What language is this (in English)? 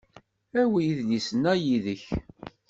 Kabyle